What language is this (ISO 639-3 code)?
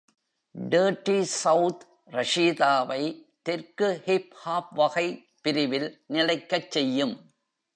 tam